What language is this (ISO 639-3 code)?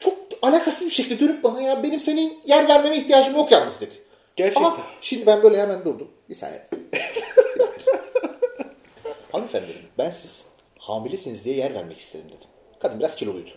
tur